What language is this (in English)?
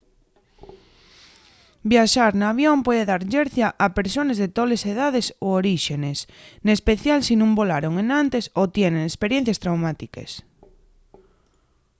Asturian